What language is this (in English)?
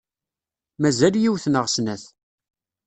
Kabyle